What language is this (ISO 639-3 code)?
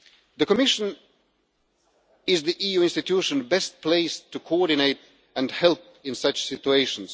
eng